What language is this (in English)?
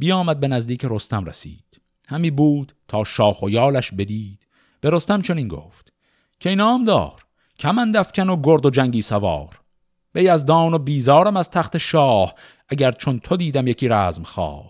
Persian